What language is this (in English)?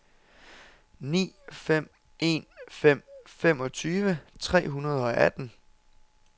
Danish